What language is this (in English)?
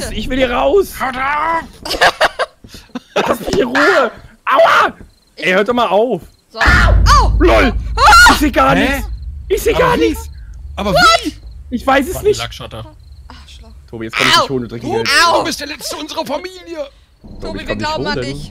German